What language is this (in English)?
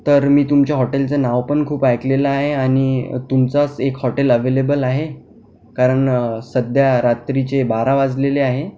Marathi